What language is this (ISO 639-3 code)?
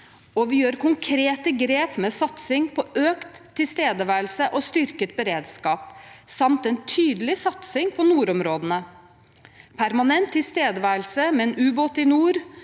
nor